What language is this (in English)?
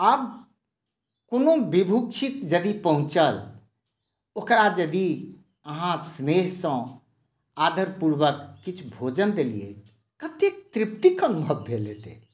Maithili